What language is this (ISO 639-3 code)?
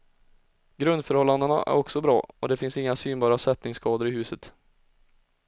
swe